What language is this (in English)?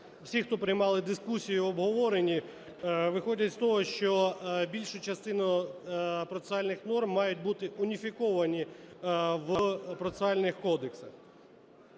Ukrainian